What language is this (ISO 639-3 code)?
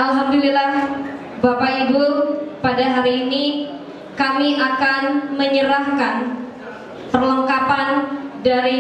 ind